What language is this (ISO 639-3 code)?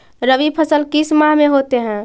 mag